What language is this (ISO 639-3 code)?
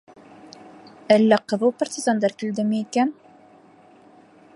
bak